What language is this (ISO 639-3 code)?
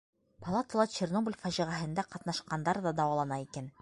bak